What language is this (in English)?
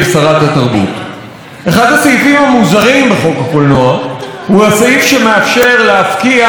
Hebrew